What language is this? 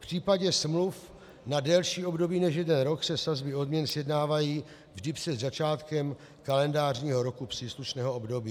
Czech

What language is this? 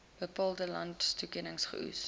Afrikaans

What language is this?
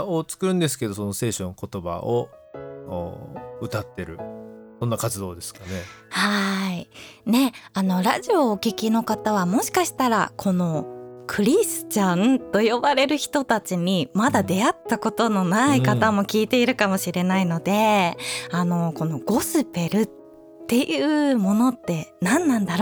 Japanese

